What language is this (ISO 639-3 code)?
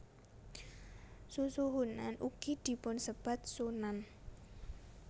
jav